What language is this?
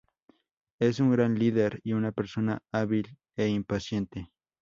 Spanish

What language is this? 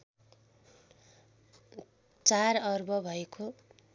Nepali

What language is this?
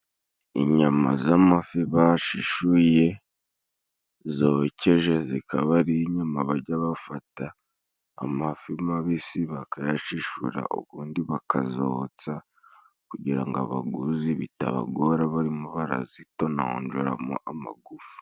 Kinyarwanda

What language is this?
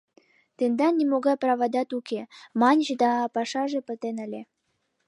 Mari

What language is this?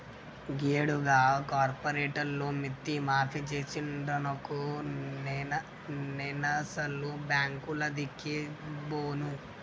Telugu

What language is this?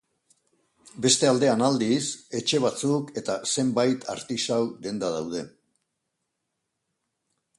Basque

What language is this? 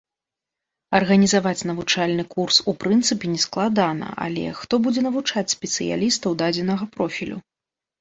Belarusian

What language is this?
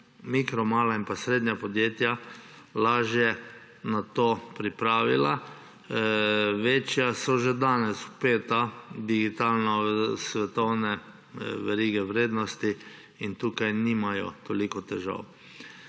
Slovenian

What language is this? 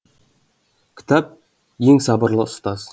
Kazakh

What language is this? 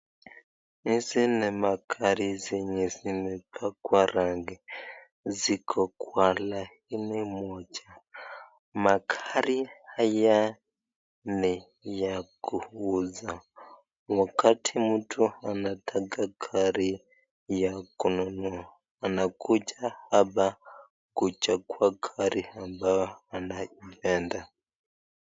Swahili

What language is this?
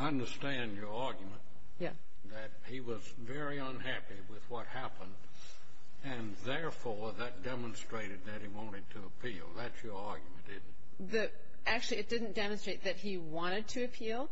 English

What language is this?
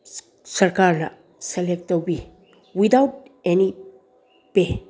Manipuri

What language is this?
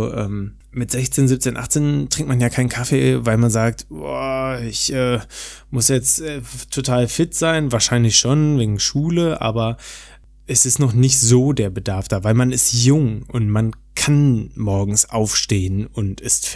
German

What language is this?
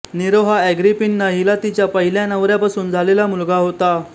Marathi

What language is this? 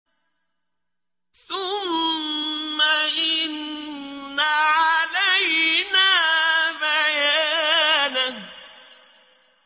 Arabic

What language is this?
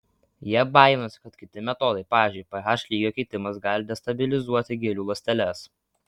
Lithuanian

